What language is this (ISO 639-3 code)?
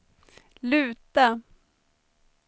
swe